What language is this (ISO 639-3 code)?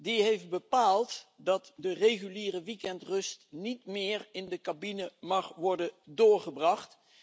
nld